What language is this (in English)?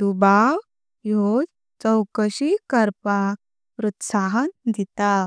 Konkani